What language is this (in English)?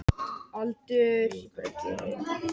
Icelandic